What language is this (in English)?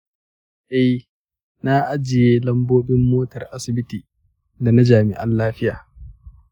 Hausa